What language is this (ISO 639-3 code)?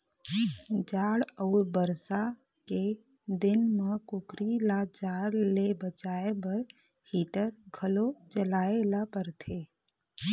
hne